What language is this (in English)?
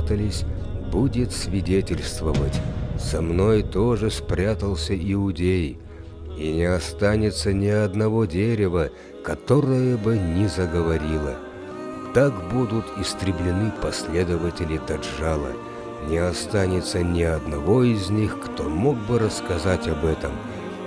Russian